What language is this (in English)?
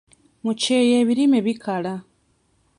Ganda